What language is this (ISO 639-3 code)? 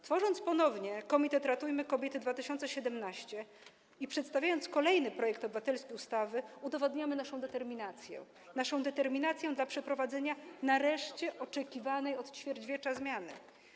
pol